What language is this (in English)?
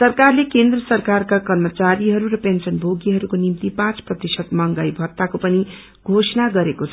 Nepali